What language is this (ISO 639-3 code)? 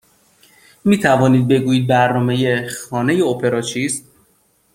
fas